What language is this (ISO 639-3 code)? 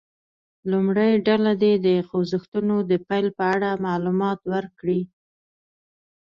pus